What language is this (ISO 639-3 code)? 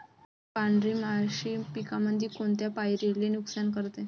mar